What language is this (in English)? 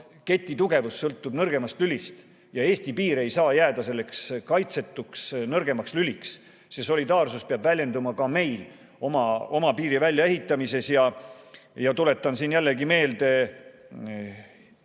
Estonian